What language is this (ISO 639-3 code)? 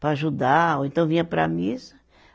por